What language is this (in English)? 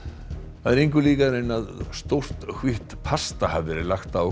Icelandic